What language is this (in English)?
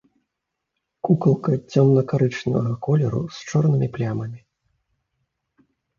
Belarusian